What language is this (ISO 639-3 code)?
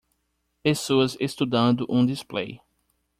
por